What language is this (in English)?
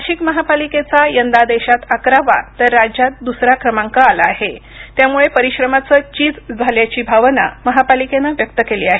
Marathi